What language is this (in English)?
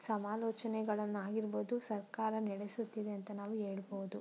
Kannada